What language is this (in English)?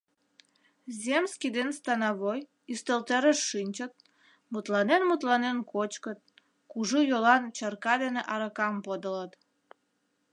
Mari